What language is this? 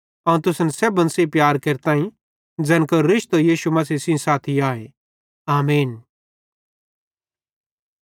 Bhadrawahi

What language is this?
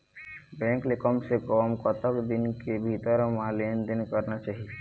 Chhattisgarhi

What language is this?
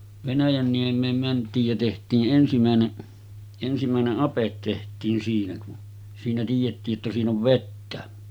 Finnish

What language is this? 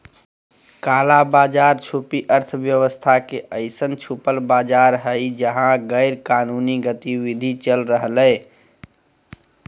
Magahi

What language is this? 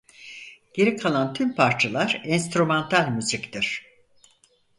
Turkish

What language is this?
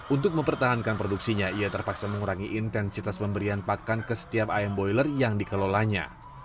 Indonesian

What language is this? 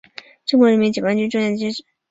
Chinese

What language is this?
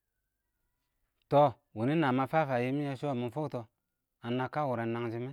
Awak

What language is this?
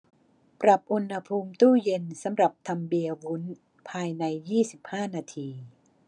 Thai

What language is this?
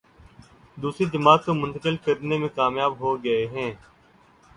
Urdu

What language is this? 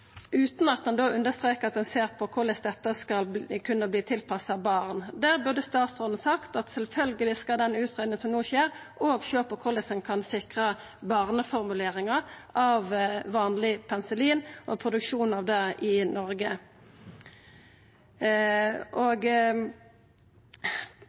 Norwegian Nynorsk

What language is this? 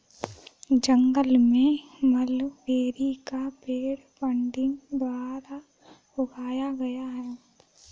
Hindi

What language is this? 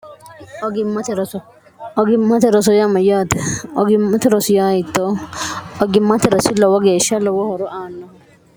Sidamo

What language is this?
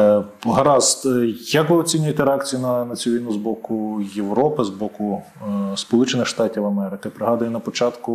Ukrainian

